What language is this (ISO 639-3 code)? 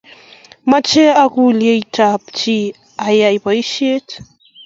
kln